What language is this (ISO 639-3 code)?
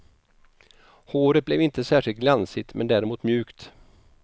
swe